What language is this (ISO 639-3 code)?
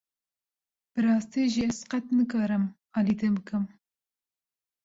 kur